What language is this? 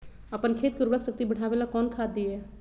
Magahi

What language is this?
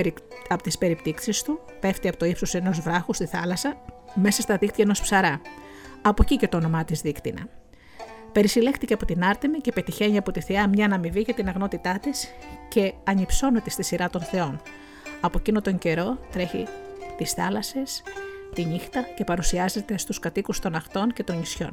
Greek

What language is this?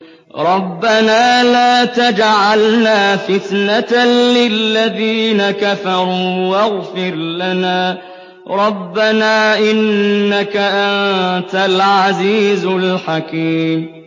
Arabic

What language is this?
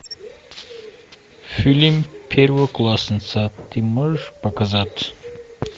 Russian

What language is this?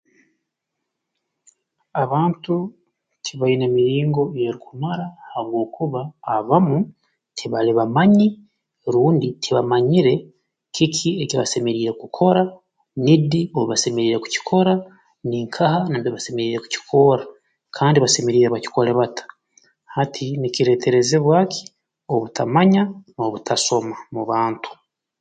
Tooro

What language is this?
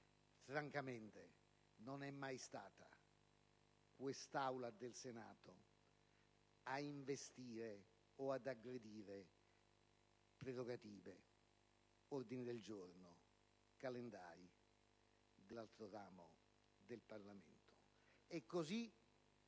Italian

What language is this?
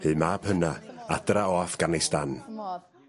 Welsh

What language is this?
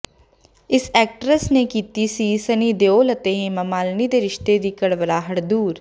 Punjabi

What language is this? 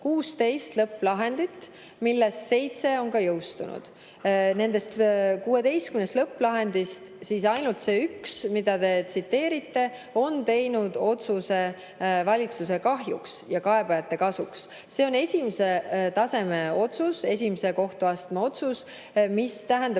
Estonian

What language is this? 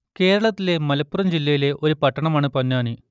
Malayalam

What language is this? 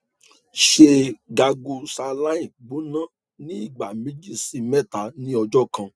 Yoruba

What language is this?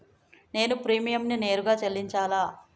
Telugu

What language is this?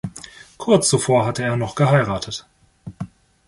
German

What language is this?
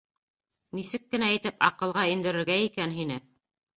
Bashkir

